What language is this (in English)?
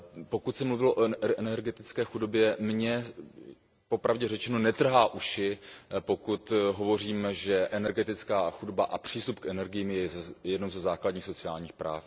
Czech